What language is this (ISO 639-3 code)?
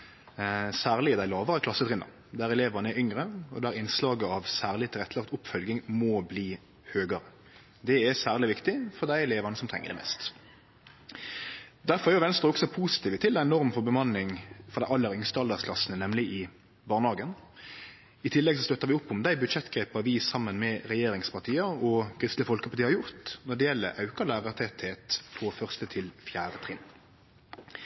nno